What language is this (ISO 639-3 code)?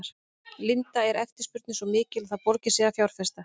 isl